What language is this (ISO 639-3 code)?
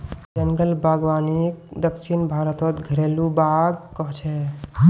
mag